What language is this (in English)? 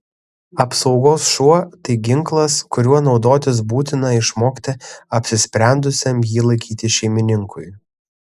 Lithuanian